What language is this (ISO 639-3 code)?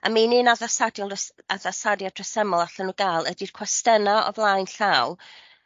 cym